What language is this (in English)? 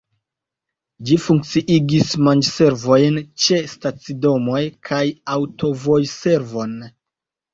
Esperanto